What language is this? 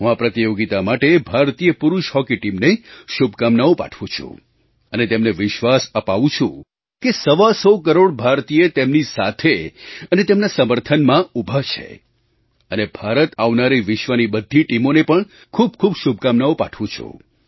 Gujarati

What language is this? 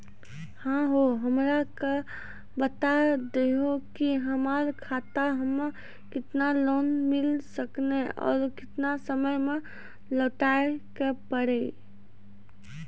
Maithili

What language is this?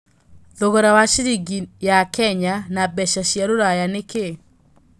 Kikuyu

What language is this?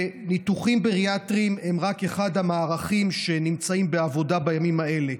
Hebrew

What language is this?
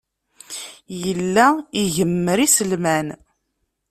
Kabyle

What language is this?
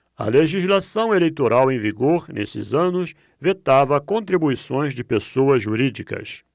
Portuguese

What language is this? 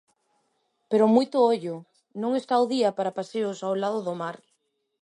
Galician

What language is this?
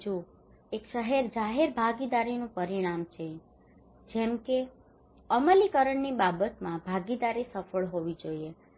Gujarati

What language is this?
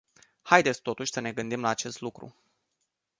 Romanian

